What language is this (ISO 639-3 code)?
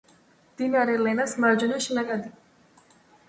kat